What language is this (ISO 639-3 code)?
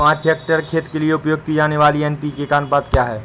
hin